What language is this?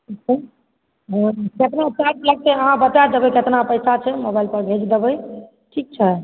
Maithili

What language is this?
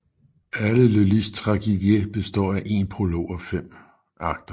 Danish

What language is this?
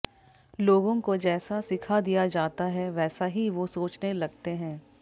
Hindi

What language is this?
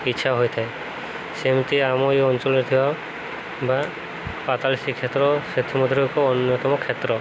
Odia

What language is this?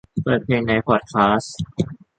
Thai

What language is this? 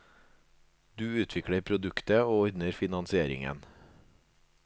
Norwegian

